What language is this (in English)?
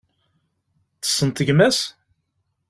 Kabyle